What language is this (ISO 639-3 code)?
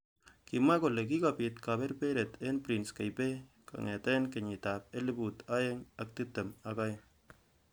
kln